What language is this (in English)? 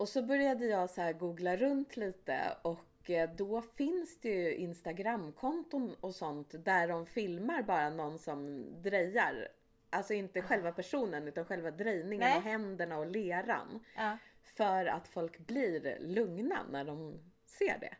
Swedish